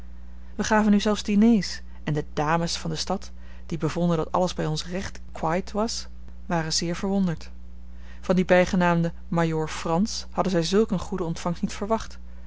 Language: Dutch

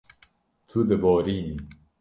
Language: Kurdish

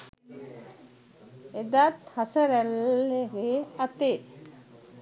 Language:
Sinhala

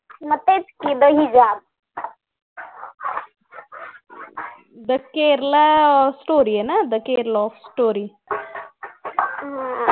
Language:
Marathi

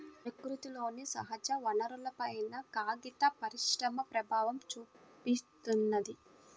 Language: Telugu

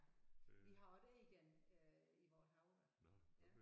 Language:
Danish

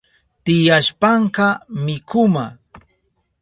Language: Southern Pastaza Quechua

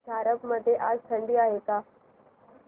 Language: Marathi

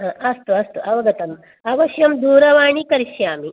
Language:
Sanskrit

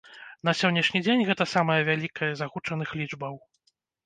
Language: Belarusian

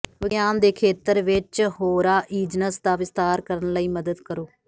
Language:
Punjabi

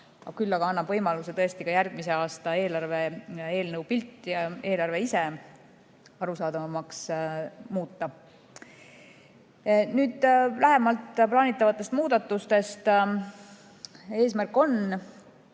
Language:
Estonian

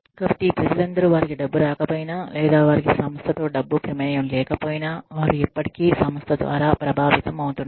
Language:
Telugu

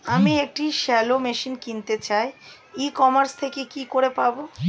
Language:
Bangla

